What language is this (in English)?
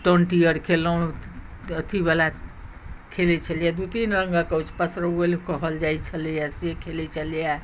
Maithili